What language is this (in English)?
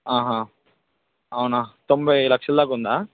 Telugu